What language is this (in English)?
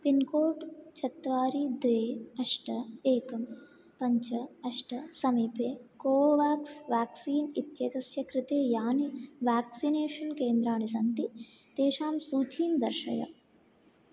Sanskrit